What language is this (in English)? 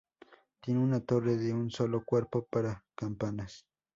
Spanish